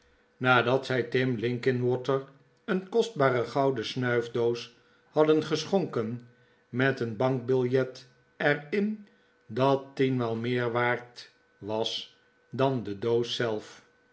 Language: Dutch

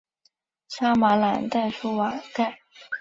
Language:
Chinese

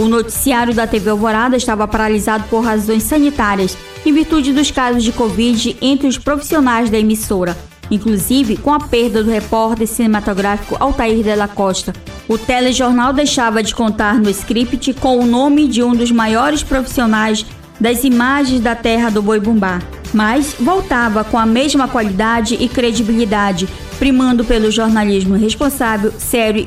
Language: Portuguese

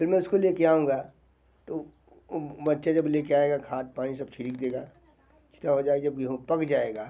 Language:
Hindi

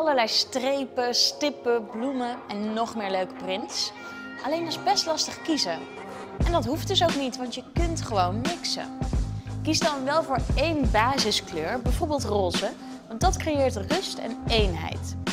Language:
Dutch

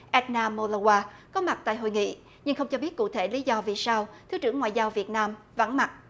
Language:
Vietnamese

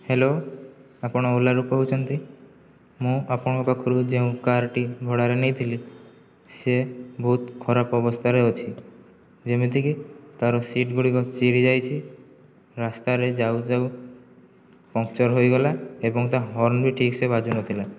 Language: Odia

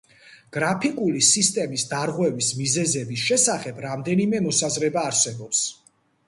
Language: Georgian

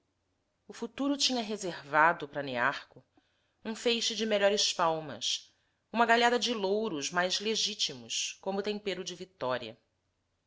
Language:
Portuguese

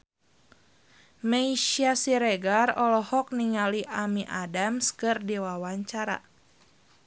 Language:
Sundanese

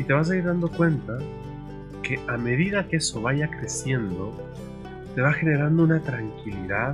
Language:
Spanish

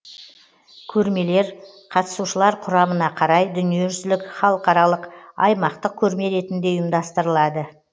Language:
Kazakh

